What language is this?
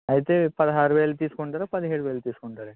Telugu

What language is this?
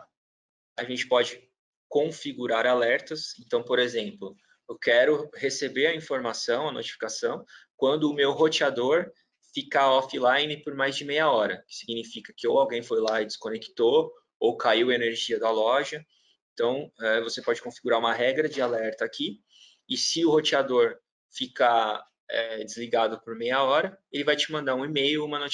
Portuguese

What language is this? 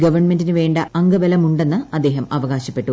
Malayalam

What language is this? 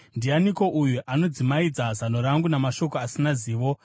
Shona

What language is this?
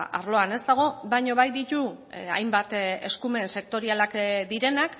Basque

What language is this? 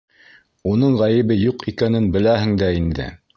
Bashkir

